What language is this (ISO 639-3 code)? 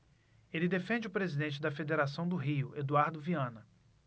por